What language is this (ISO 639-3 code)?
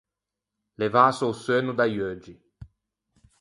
lij